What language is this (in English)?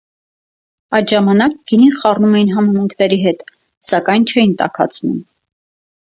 Armenian